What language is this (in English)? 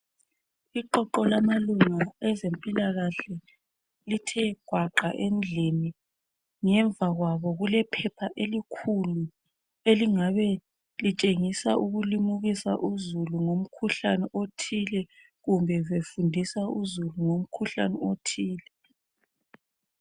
North Ndebele